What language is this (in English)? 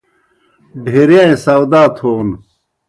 Kohistani Shina